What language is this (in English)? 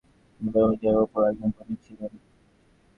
Bangla